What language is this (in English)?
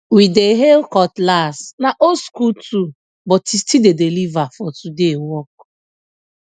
Nigerian Pidgin